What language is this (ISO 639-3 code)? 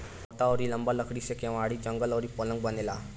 bho